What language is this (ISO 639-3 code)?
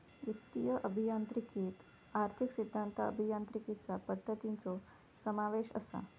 mar